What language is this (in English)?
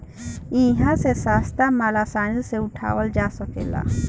Bhojpuri